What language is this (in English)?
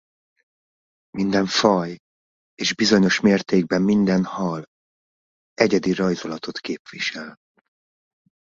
Hungarian